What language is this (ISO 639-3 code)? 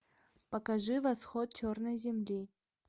rus